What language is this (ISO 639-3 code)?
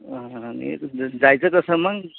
mar